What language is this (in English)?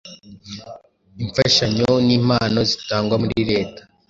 Kinyarwanda